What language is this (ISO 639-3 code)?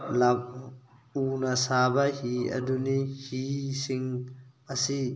mni